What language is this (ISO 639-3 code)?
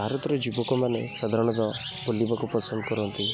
ori